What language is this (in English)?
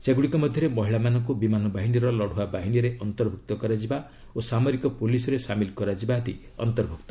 Odia